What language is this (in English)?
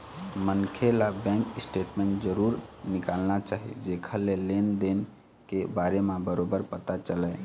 Chhattisgarhi